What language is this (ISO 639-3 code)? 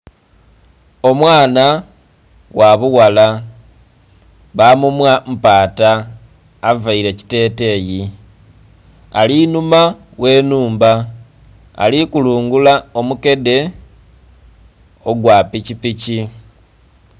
xog